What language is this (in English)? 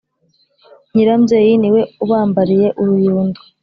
Kinyarwanda